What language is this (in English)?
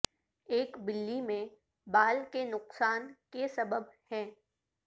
Urdu